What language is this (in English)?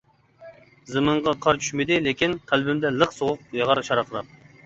Uyghur